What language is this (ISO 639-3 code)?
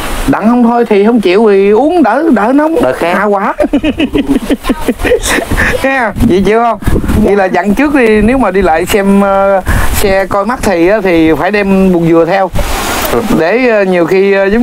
vie